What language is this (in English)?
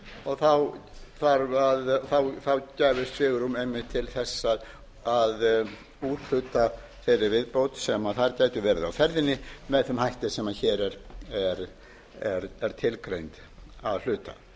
Icelandic